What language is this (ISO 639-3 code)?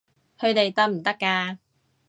yue